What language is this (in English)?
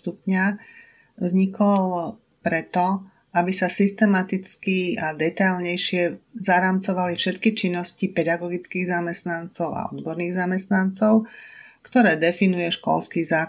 Slovak